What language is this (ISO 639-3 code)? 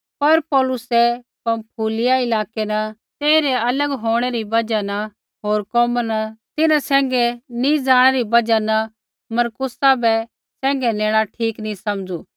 kfx